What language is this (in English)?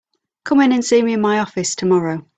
English